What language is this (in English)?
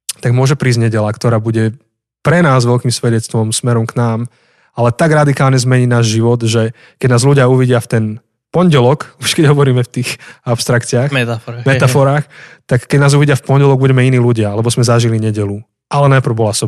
Slovak